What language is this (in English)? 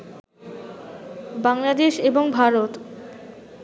Bangla